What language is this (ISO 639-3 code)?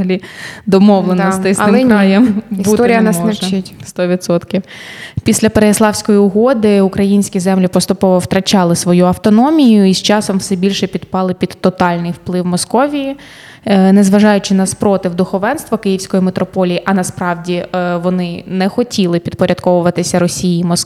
ukr